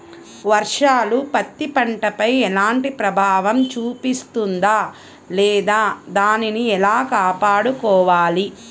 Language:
Telugu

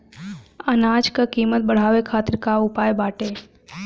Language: Bhojpuri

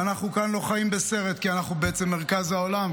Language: Hebrew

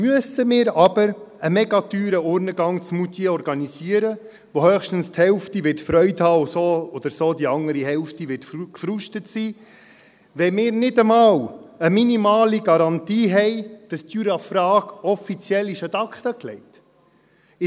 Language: Swiss German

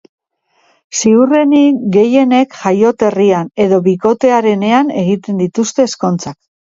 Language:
Basque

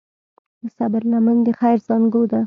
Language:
Pashto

